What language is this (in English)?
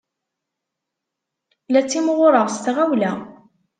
Kabyle